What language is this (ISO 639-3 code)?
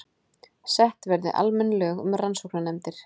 isl